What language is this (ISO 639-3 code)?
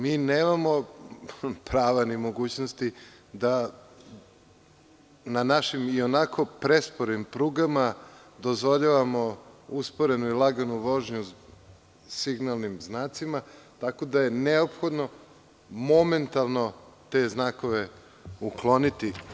srp